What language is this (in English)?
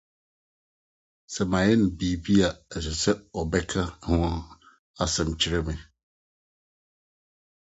Akan